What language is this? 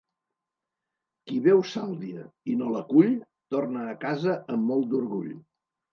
Catalan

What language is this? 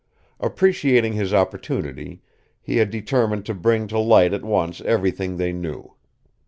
English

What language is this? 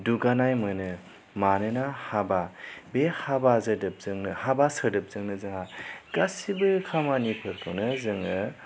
Bodo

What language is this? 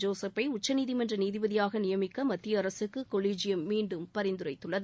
Tamil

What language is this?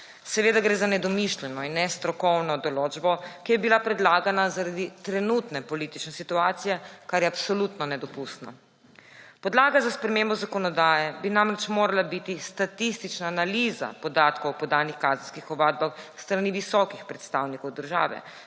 Slovenian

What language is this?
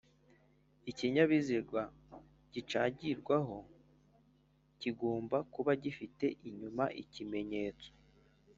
Kinyarwanda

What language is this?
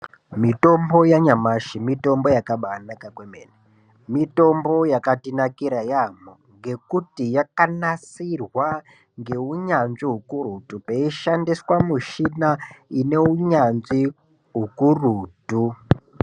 Ndau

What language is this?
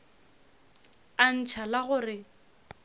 Northern Sotho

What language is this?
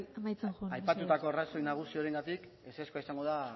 Basque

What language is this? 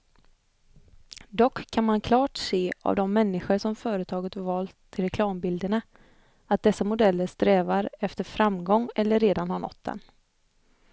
Swedish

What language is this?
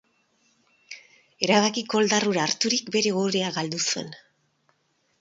Basque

